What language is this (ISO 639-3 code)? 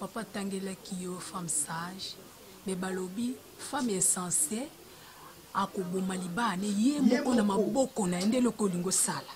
fra